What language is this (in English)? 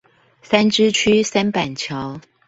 Chinese